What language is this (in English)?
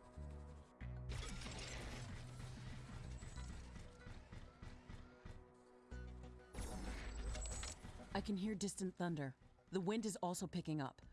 German